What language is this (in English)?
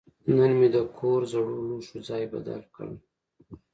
Pashto